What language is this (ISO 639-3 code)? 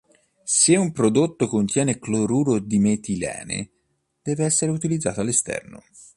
ita